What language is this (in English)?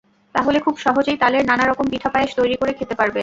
Bangla